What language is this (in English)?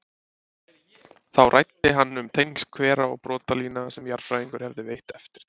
Icelandic